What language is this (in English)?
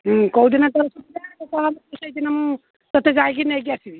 Odia